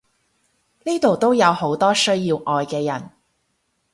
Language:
Cantonese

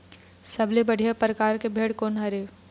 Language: Chhattisgarhi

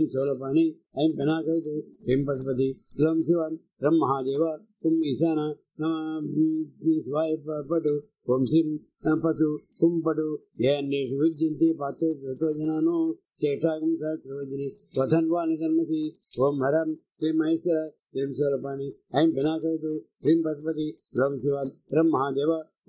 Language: Telugu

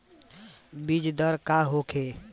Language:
Bhojpuri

